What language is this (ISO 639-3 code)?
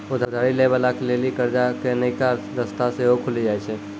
mai